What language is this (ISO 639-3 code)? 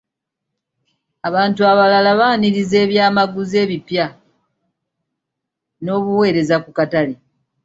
lug